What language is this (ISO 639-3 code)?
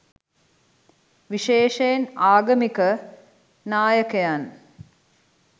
sin